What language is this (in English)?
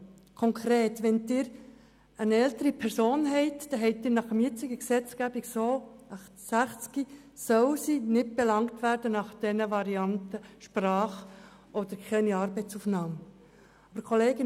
Swiss German